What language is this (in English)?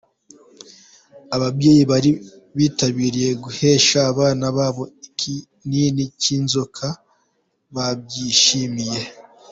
Kinyarwanda